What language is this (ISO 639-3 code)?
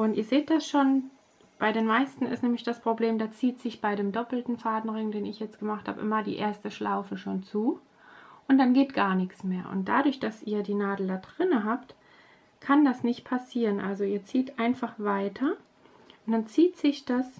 deu